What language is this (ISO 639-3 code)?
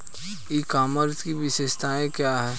hin